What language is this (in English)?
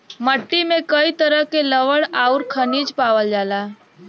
Bhojpuri